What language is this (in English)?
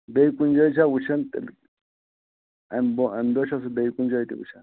Kashmiri